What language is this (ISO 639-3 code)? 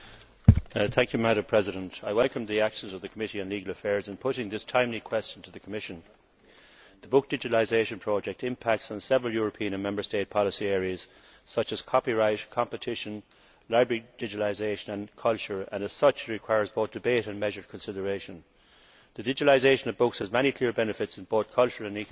eng